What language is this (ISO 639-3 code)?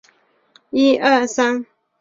zho